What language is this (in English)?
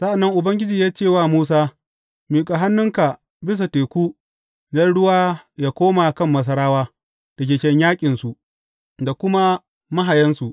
Hausa